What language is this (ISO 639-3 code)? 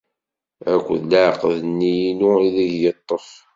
kab